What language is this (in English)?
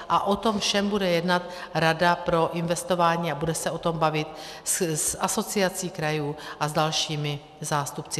Czech